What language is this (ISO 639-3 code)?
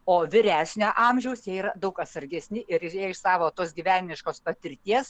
lit